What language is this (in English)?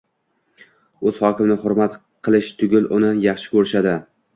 Uzbek